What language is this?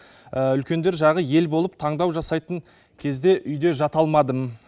Kazakh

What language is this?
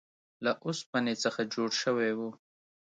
Pashto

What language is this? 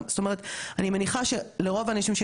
Hebrew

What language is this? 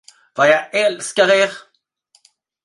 Swedish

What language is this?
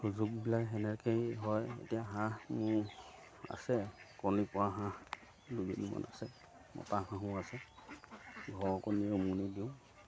Assamese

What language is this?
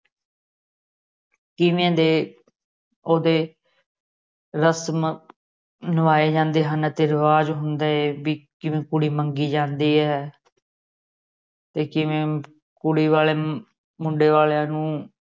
Punjabi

